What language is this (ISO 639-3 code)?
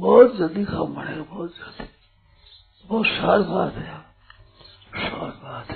hin